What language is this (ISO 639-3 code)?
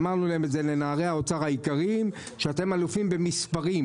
heb